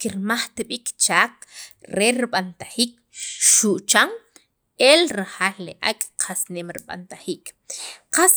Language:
Sacapulteco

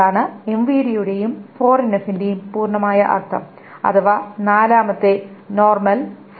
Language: Malayalam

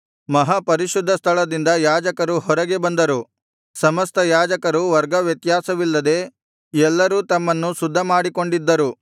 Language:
Kannada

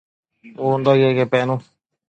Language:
Matsés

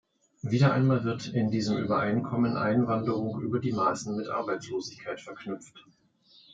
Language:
German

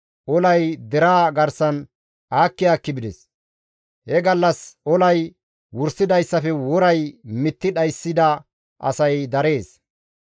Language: Gamo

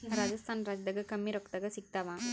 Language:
Kannada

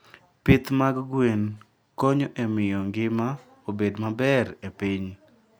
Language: Luo (Kenya and Tanzania)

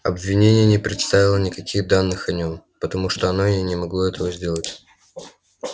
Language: Russian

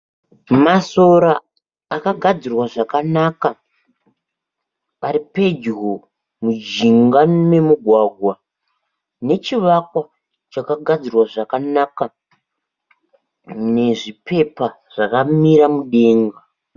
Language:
Shona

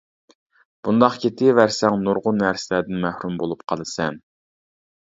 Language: Uyghur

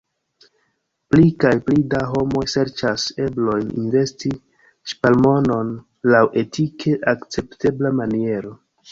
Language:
Esperanto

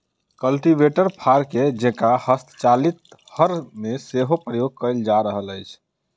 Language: Maithili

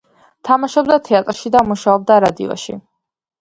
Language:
Georgian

